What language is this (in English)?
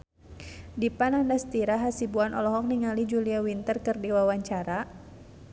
Sundanese